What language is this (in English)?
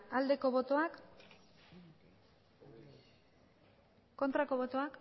Basque